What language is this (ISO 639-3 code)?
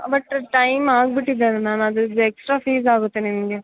kan